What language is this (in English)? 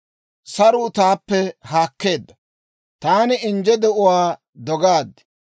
Dawro